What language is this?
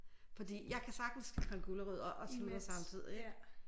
Danish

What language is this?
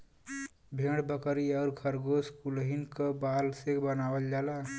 Bhojpuri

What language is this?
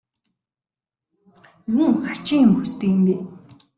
Mongolian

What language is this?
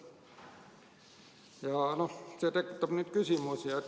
Estonian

